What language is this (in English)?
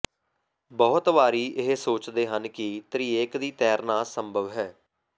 Punjabi